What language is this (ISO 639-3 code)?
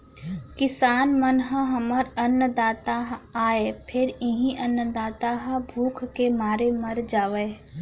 hne